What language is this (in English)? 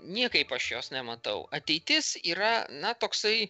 Lithuanian